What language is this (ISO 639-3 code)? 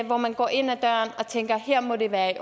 dan